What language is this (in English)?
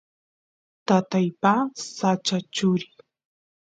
Santiago del Estero Quichua